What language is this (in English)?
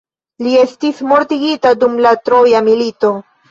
Esperanto